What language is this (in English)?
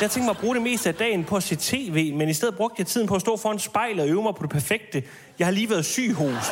Danish